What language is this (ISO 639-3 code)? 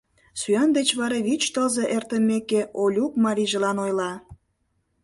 chm